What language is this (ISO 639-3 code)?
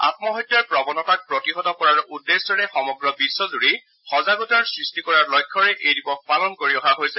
asm